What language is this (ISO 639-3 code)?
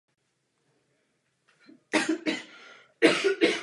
ces